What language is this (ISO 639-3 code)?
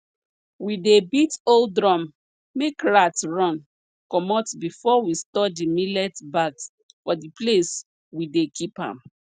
pcm